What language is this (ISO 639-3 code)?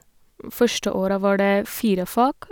nor